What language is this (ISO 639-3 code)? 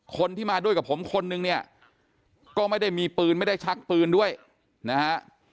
tha